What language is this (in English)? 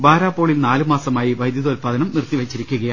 Malayalam